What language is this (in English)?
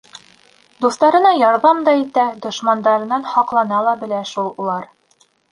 Bashkir